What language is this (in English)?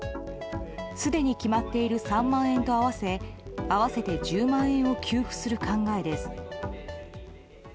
Japanese